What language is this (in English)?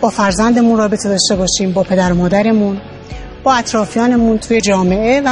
Persian